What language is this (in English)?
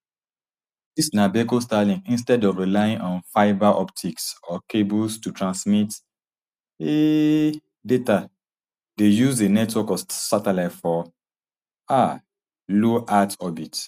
Nigerian Pidgin